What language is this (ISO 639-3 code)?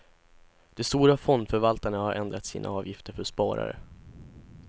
swe